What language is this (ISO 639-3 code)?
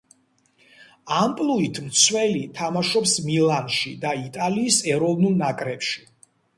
kat